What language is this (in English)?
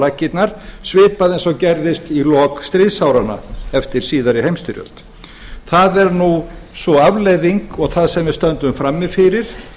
Icelandic